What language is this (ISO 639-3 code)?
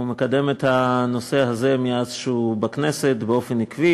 heb